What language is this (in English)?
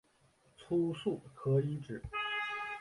Chinese